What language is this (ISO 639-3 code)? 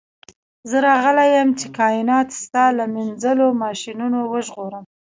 pus